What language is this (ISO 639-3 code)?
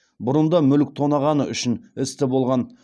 kaz